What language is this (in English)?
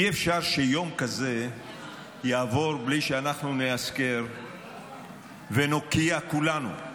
Hebrew